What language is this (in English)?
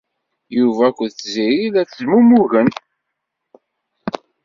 Kabyle